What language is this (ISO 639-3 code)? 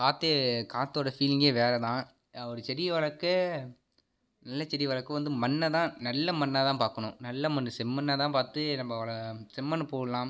tam